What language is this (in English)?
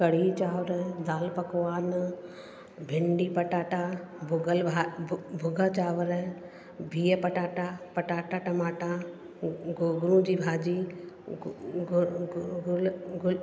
Sindhi